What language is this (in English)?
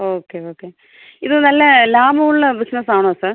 Malayalam